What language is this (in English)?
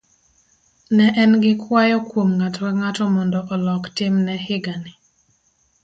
Luo (Kenya and Tanzania)